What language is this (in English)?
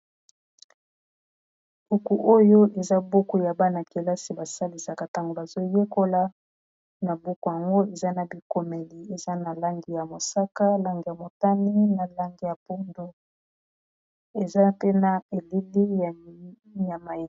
Lingala